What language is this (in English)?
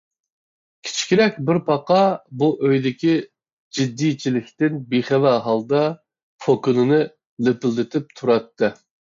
Uyghur